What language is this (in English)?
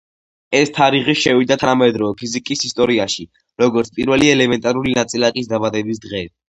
Georgian